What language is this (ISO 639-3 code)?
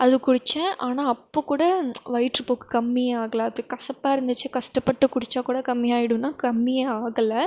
tam